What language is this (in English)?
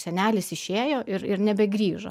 Lithuanian